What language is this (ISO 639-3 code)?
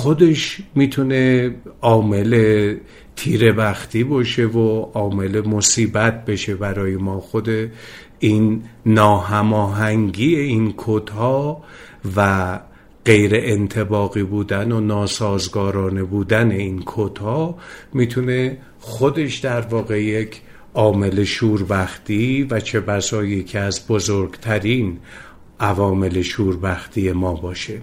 fas